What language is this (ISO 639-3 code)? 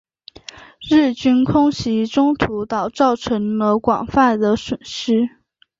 zho